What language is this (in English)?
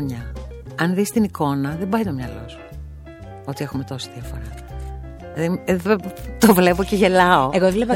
Greek